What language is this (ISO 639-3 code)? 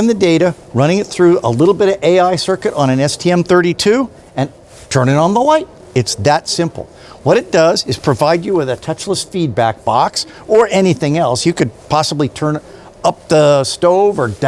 eng